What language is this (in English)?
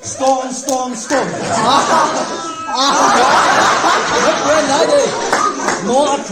Arabic